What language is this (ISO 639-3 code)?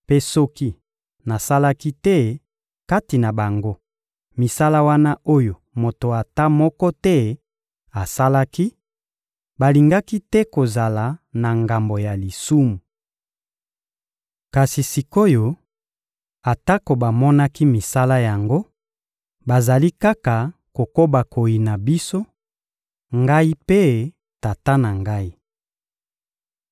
lin